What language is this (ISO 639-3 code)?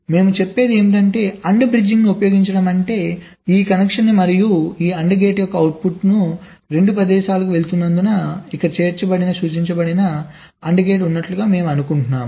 tel